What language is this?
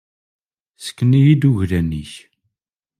Kabyle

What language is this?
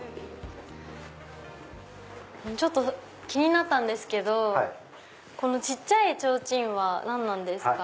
Japanese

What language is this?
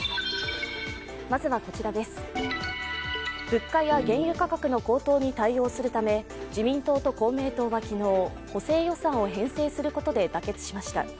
Japanese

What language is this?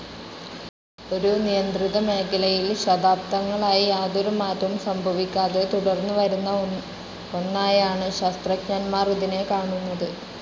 Malayalam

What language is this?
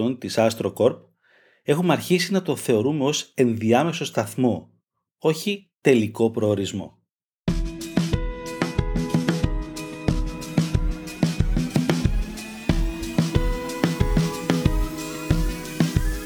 Greek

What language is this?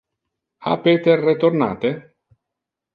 Interlingua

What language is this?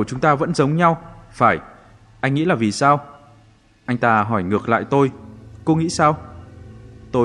Vietnamese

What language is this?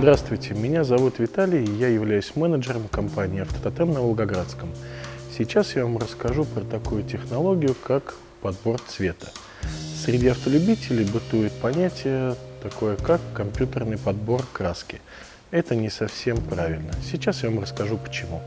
Russian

